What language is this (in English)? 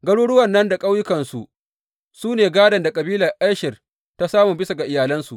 Hausa